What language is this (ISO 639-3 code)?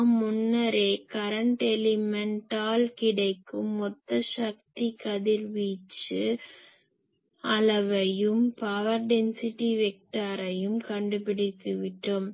tam